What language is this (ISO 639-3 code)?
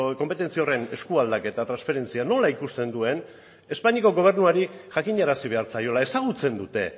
eus